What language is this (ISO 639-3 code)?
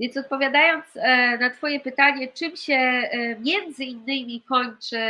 pol